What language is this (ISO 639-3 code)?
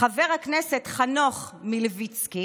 heb